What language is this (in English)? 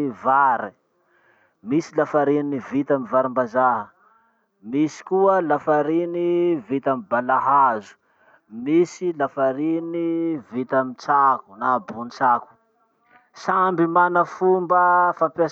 Masikoro Malagasy